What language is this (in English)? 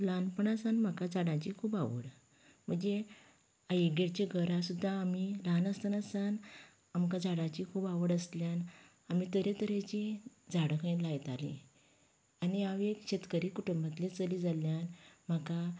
Konkani